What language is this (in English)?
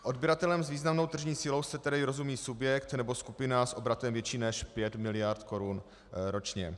Czech